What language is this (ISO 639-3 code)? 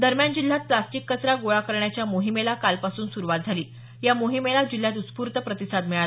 mar